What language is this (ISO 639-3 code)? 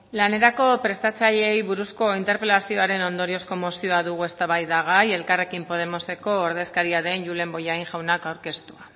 eus